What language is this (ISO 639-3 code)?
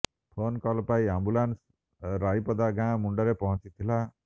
ori